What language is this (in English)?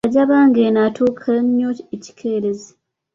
Ganda